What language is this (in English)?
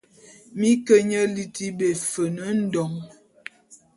Bulu